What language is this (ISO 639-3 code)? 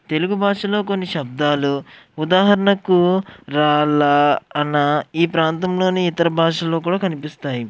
tel